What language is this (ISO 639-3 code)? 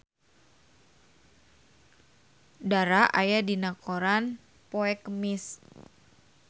sun